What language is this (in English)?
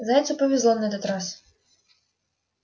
Russian